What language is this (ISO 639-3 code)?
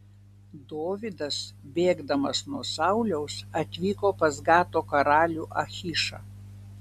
lit